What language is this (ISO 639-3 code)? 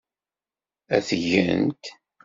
kab